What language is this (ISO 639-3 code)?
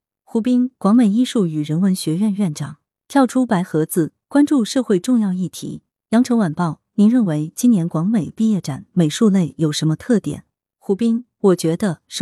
zho